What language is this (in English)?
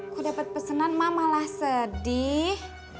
Indonesian